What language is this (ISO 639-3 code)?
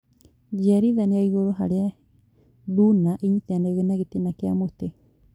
kik